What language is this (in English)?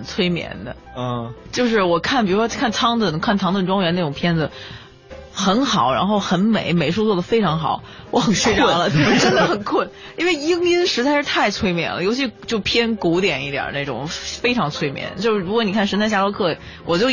Chinese